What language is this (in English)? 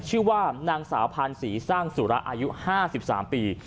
Thai